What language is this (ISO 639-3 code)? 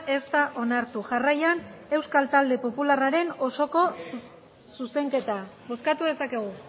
eus